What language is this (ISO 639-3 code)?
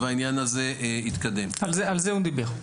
heb